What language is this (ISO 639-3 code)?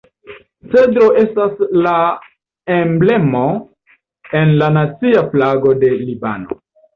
epo